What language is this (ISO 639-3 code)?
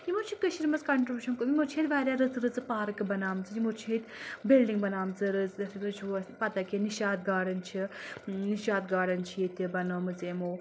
kas